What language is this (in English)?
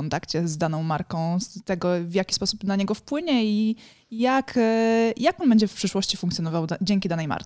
Polish